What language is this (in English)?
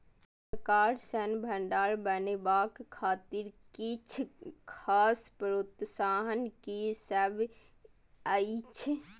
Maithili